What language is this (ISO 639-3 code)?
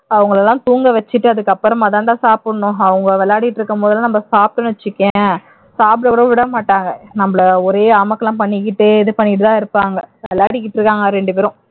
tam